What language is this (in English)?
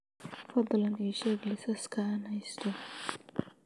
Somali